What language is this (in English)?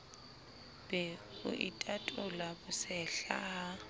Southern Sotho